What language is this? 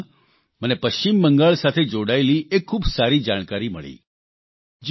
Gujarati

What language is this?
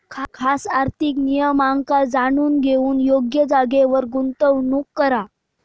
Marathi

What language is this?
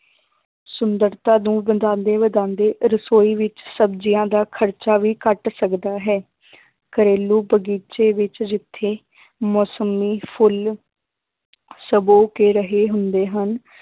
Punjabi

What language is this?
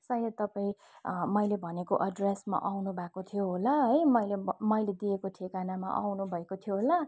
Nepali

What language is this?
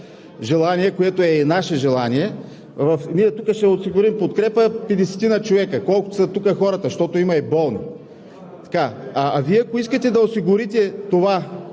Bulgarian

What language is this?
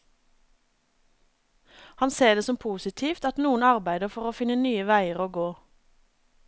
Norwegian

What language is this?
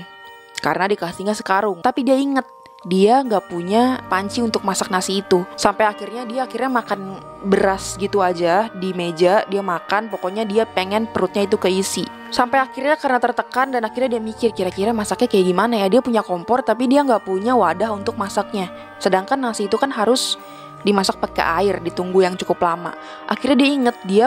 Indonesian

